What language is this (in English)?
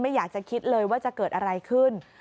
Thai